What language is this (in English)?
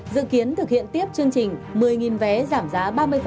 Vietnamese